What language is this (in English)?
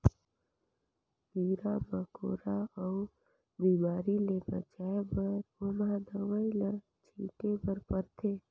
Chhattisgarhi